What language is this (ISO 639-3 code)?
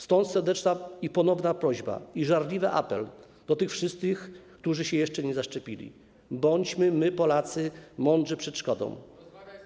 pol